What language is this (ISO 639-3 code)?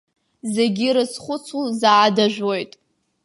abk